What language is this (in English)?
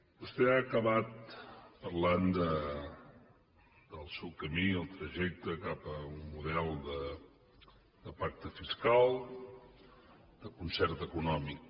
Catalan